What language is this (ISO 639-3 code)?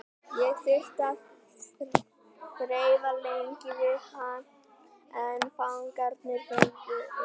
isl